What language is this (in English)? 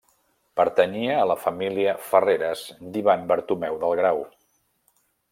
Catalan